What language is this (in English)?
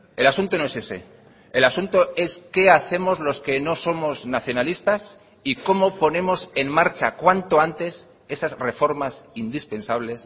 Spanish